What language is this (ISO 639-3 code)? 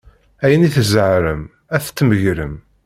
kab